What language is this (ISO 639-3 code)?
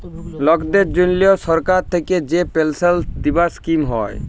ben